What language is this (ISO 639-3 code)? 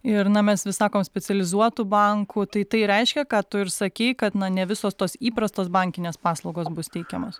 lit